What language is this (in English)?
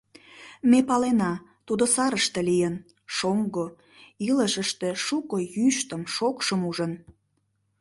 Mari